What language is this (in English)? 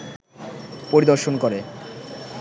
Bangla